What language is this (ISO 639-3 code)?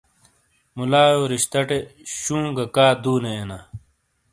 scl